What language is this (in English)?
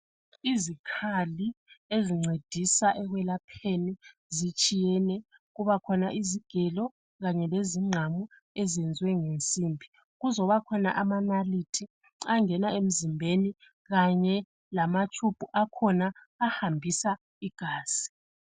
North Ndebele